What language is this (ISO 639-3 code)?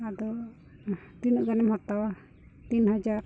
sat